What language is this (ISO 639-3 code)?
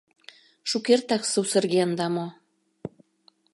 chm